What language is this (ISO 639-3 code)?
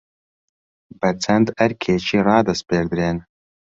ckb